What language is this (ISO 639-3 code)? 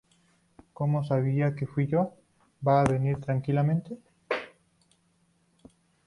spa